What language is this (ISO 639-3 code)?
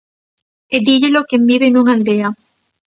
glg